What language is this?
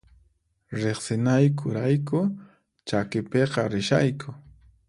Puno Quechua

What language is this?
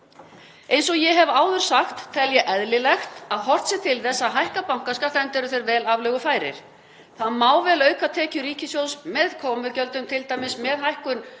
Icelandic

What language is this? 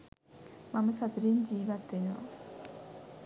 Sinhala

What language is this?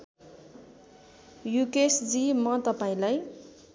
Nepali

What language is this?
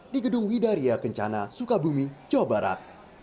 Indonesian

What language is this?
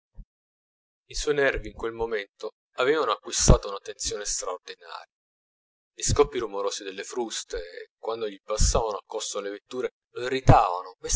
Italian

